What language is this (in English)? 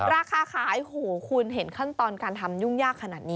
Thai